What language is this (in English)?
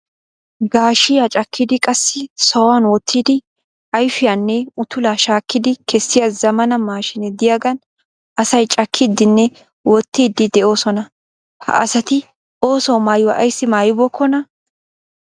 Wolaytta